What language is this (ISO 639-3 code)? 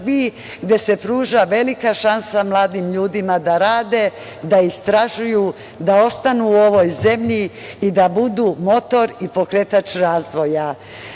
srp